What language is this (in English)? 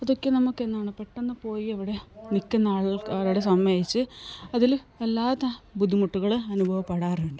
Malayalam